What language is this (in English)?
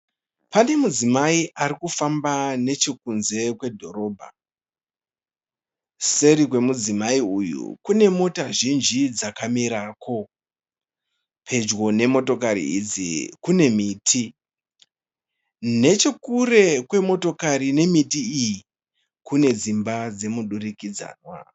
Shona